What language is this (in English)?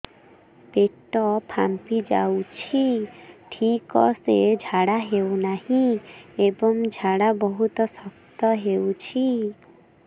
Odia